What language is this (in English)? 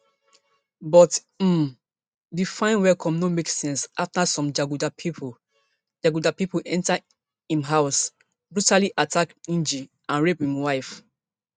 Nigerian Pidgin